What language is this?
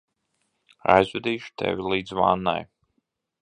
Latvian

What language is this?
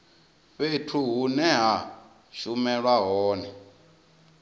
Venda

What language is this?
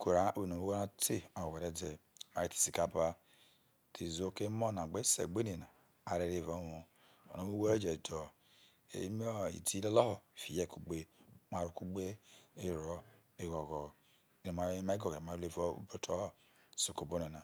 Isoko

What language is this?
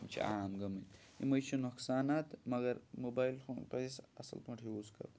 Kashmiri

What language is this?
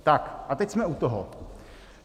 Czech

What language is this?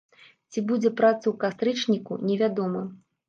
Belarusian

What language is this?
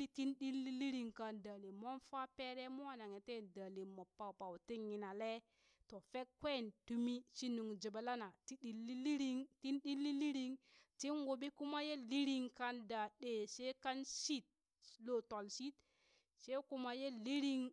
Burak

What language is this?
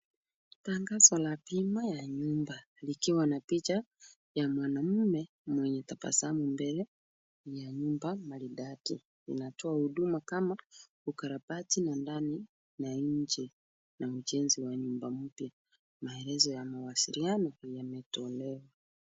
Swahili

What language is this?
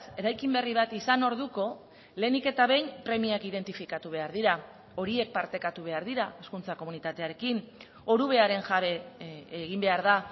Basque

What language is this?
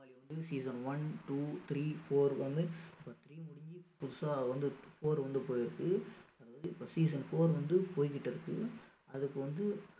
Tamil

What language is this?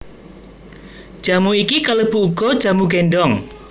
Javanese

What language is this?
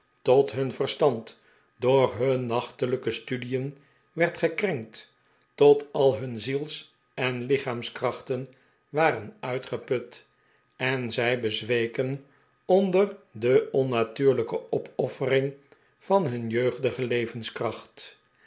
Dutch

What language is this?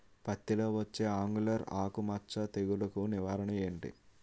Telugu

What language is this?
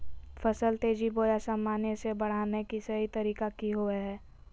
Magahi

